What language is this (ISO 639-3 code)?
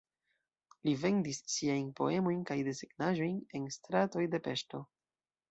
epo